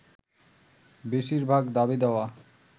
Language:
Bangla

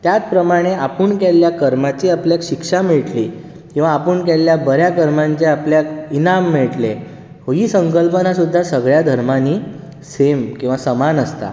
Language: Konkani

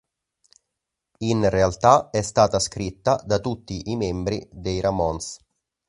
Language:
Italian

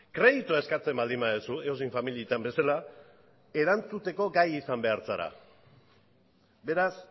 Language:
Basque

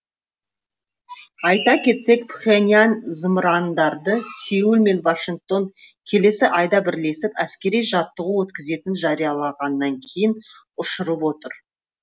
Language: Kazakh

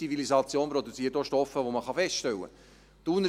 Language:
Swiss German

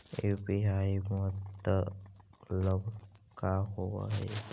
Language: Magahi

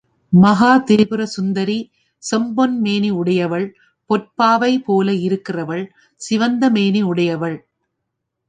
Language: Tamil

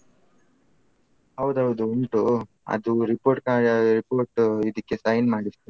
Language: Kannada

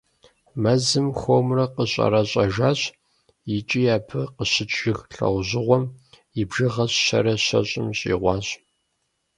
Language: Kabardian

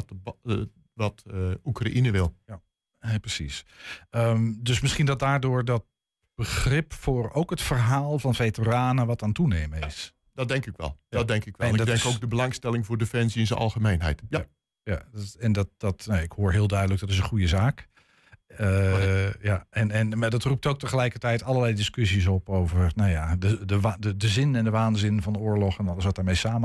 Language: Dutch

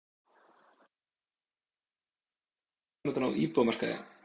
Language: Icelandic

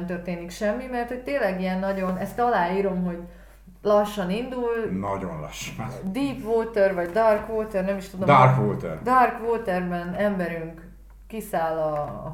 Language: Hungarian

